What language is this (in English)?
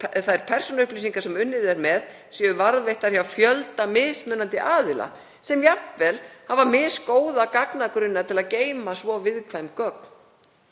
Icelandic